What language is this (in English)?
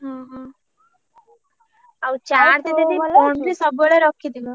Odia